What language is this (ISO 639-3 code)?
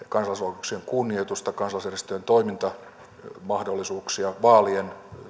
fin